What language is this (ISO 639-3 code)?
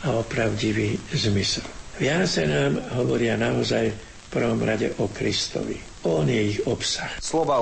slk